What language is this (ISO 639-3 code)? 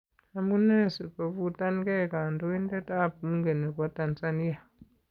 kln